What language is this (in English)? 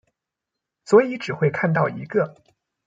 Chinese